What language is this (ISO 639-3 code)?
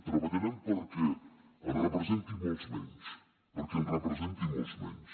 cat